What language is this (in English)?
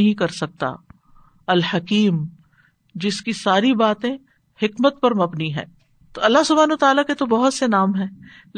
Urdu